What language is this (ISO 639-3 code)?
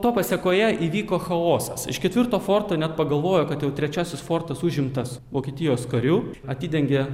lit